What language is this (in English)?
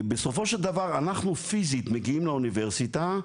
Hebrew